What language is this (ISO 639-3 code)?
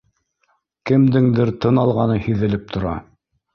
bak